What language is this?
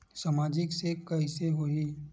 Chhattisgarhi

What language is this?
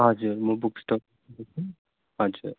Nepali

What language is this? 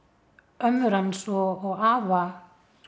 Icelandic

